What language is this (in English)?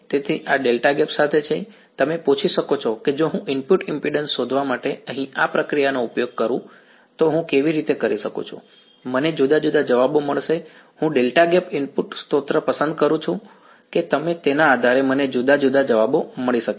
Gujarati